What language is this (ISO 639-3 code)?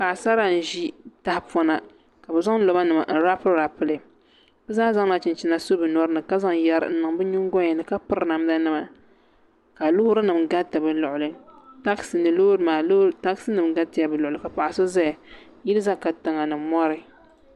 dag